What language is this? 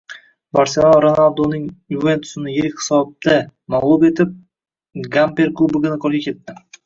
Uzbek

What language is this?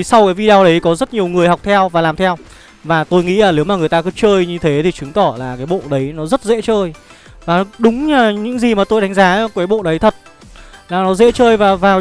Vietnamese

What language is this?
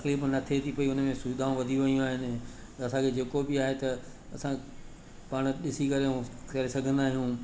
Sindhi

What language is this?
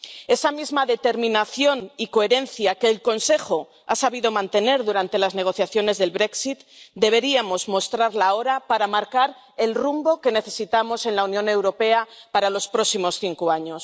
Spanish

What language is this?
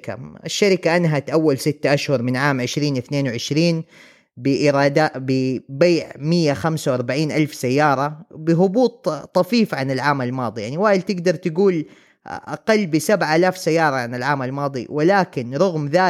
Arabic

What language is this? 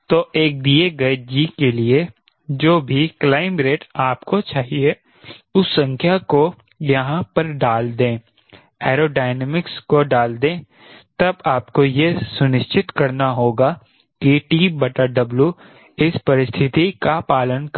Hindi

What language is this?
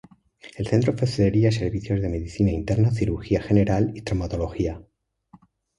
Spanish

